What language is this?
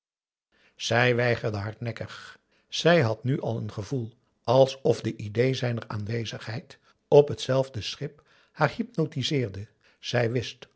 Dutch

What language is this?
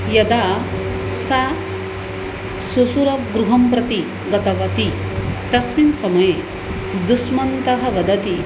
Sanskrit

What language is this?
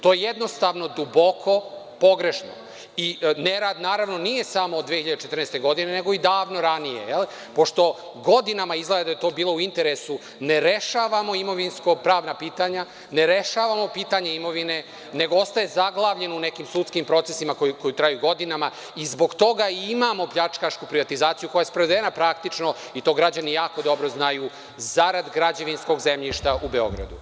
Serbian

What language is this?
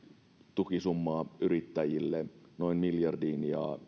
Finnish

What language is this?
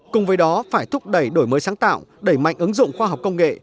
Vietnamese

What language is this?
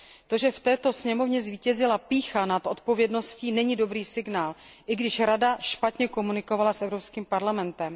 Czech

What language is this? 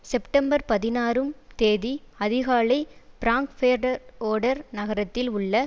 Tamil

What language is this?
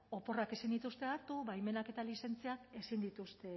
Basque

